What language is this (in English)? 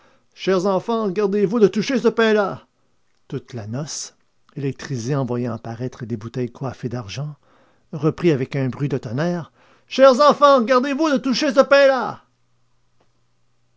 French